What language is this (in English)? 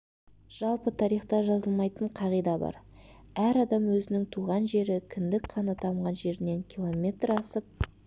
Kazakh